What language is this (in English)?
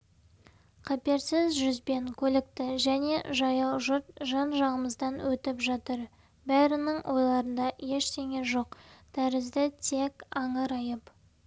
Kazakh